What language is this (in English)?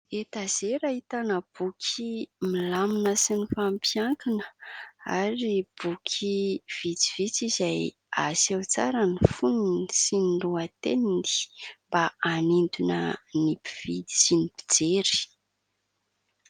Malagasy